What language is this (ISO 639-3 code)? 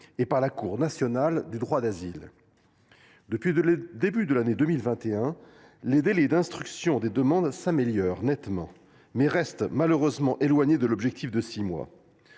fra